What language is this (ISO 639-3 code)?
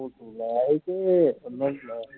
pan